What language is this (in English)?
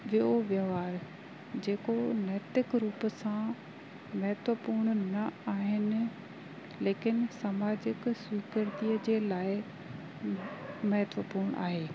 Sindhi